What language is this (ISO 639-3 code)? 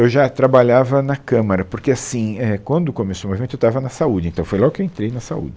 por